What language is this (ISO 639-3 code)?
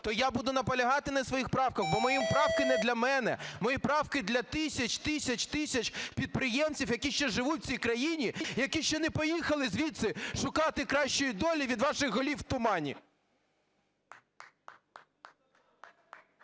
ukr